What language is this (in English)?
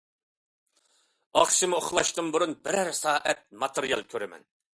Uyghur